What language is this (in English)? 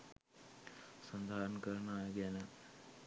Sinhala